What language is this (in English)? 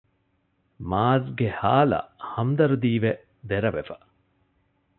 Divehi